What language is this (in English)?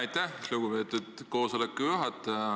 Estonian